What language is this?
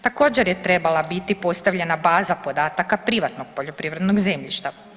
Croatian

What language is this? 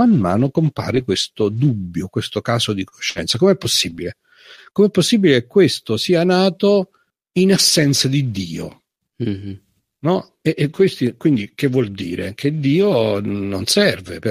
Italian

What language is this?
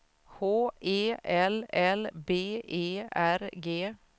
Swedish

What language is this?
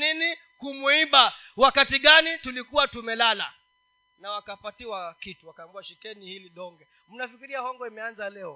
Swahili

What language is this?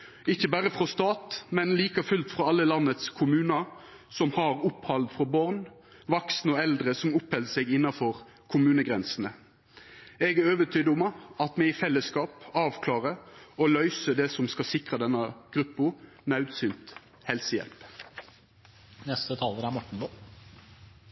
Norwegian Nynorsk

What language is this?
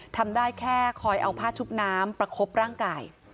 Thai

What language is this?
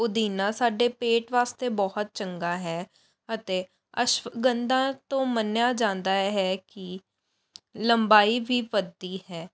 Punjabi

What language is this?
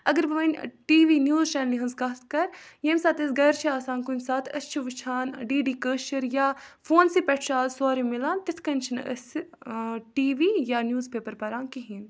Kashmiri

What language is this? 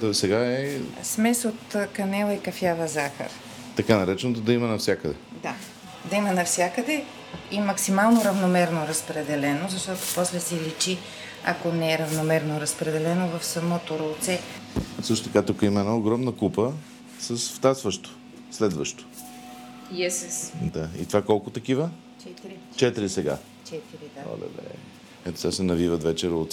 Bulgarian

